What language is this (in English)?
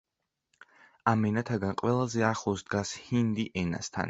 Georgian